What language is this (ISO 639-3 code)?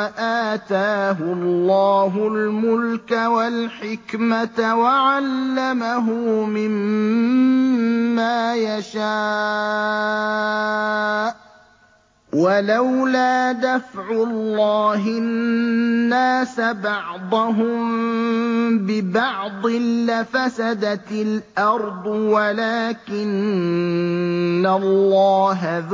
ara